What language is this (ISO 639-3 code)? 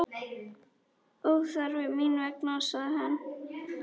isl